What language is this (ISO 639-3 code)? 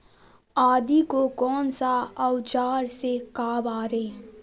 mag